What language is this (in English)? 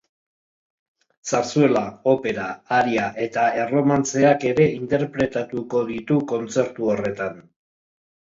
Basque